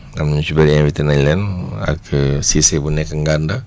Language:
Wolof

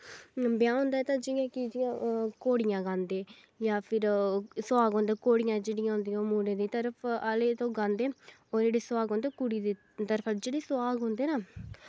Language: Dogri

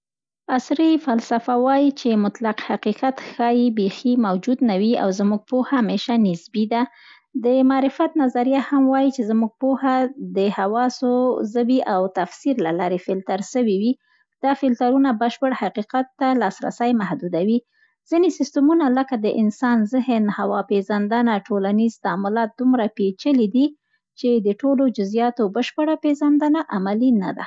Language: Central Pashto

